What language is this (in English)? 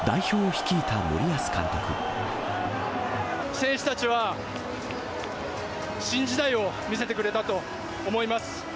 Japanese